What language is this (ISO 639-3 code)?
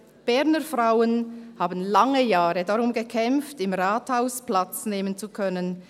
gsw